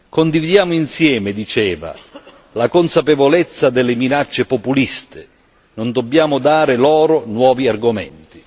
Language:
Italian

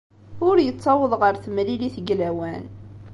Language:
Kabyle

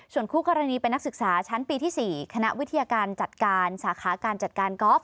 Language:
Thai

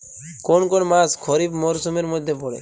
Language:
Bangla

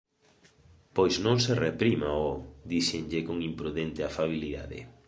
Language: Galician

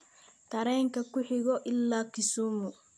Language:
Somali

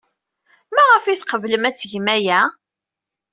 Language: Kabyle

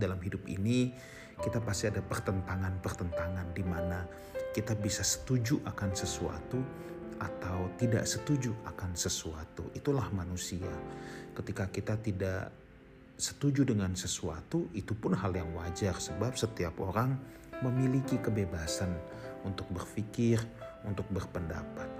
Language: Indonesian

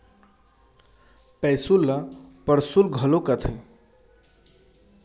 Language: Chhattisgarhi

